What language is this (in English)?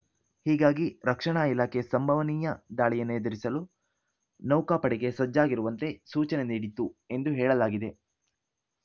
Kannada